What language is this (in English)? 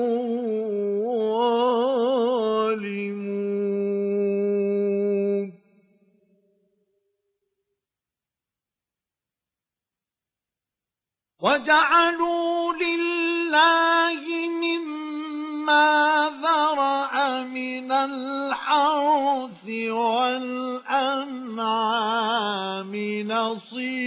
Arabic